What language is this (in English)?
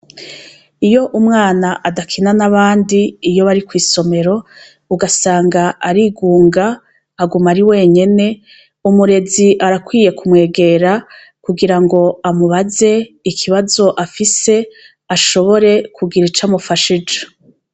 Rundi